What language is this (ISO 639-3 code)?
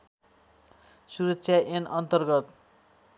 nep